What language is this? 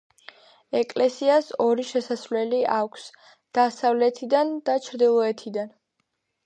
Georgian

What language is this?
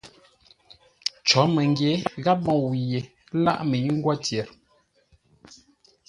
Ngombale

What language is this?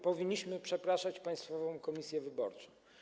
Polish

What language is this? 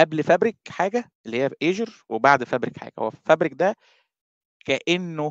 Arabic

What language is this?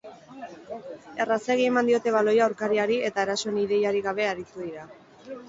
Basque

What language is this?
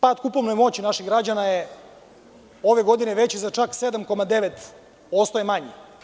Serbian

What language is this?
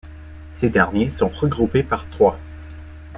French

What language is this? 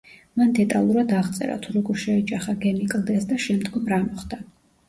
Georgian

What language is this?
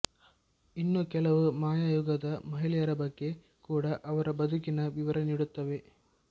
Kannada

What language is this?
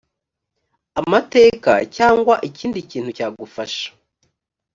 Kinyarwanda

